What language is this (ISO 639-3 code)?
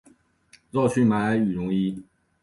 zho